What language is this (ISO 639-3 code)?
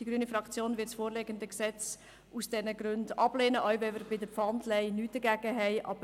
gsw